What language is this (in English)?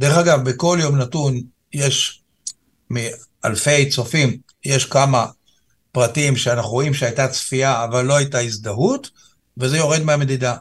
Hebrew